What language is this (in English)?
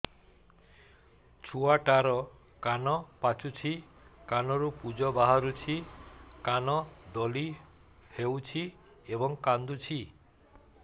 Odia